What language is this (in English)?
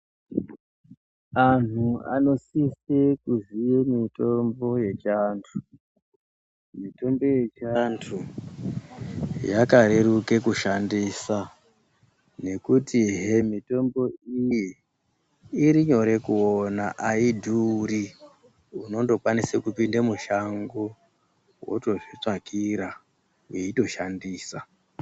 Ndau